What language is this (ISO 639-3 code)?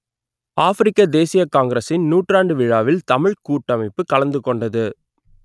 tam